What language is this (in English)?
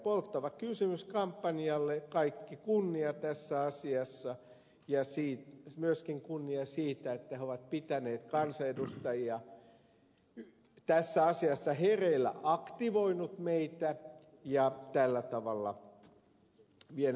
Finnish